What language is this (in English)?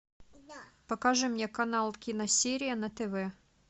Russian